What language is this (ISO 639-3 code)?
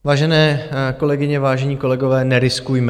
ces